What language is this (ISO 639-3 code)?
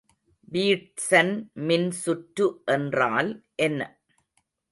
tam